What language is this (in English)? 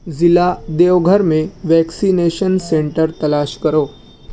Urdu